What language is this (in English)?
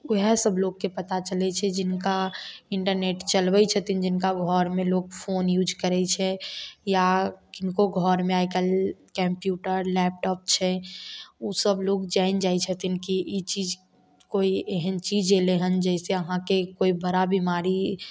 Maithili